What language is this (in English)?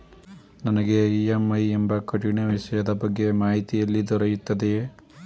Kannada